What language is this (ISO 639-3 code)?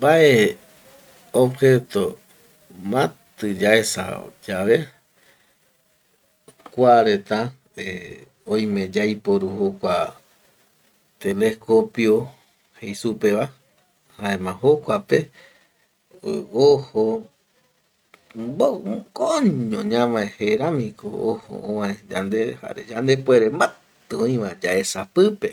gui